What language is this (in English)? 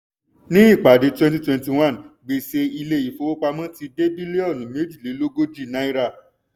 Yoruba